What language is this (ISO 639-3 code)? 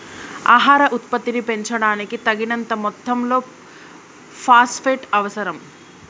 tel